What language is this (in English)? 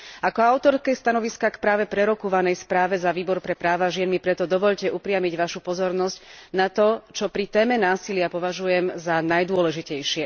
Slovak